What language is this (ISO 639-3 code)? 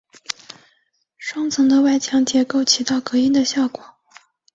zho